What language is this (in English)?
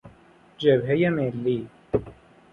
Persian